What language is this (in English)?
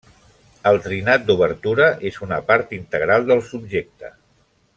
Catalan